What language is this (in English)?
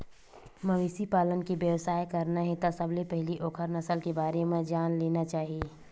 Chhattisgarhi